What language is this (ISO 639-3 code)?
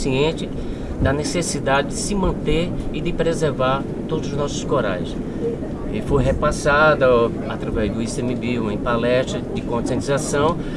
por